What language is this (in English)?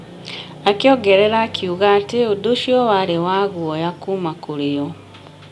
Kikuyu